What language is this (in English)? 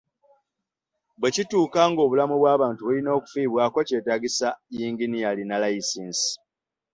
Ganda